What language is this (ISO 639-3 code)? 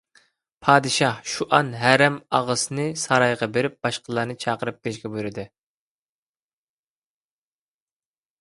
uig